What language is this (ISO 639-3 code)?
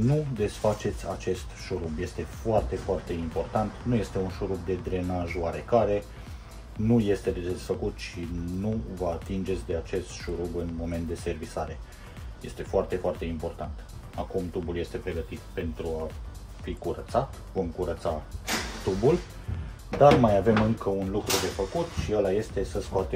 ron